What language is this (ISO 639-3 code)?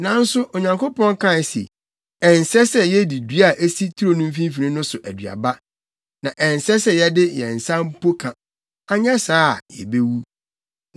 aka